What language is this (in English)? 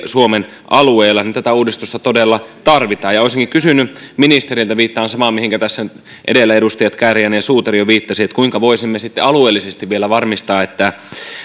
Finnish